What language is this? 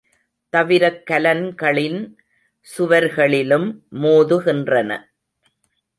Tamil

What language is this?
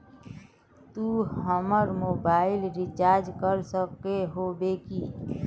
Magahi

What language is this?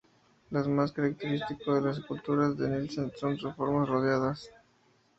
Spanish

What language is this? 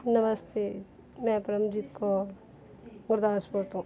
Punjabi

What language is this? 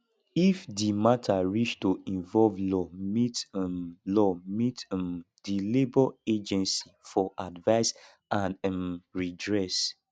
Nigerian Pidgin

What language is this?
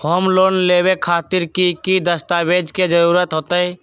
Magahi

